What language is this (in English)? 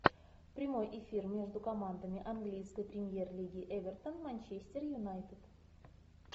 Russian